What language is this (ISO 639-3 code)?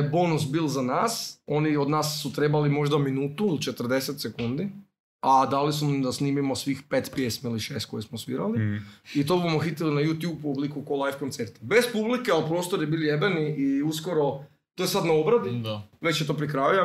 hrv